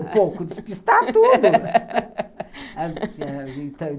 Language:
Portuguese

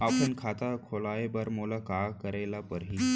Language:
Chhattisgarhi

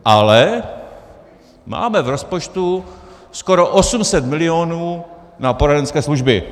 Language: Czech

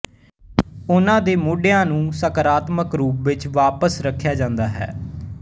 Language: Punjabi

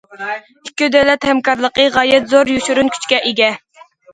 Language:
Uyghur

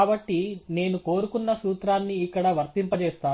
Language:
Telugu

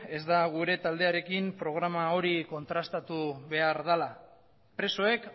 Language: Basque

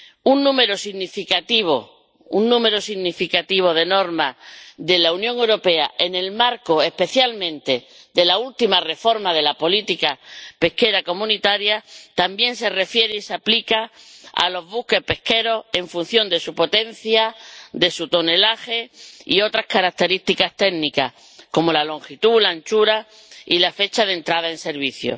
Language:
Spanish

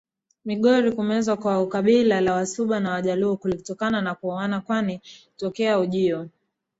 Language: Swahili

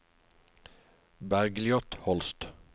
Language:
Norwegian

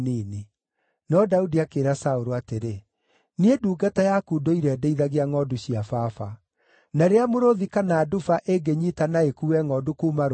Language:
Kikuyu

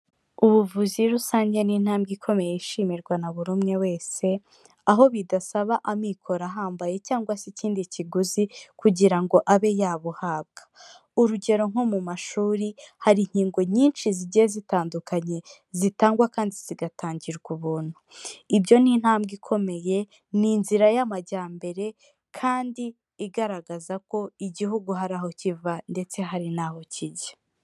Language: Kinyarwanda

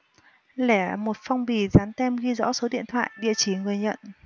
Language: Vietnamese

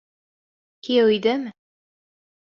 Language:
Bashkir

